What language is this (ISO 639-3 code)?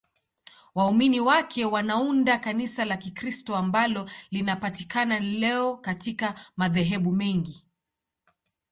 swa